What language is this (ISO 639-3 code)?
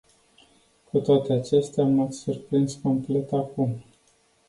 ron